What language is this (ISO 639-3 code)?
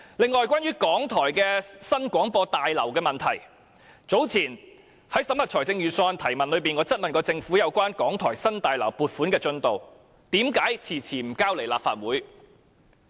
yue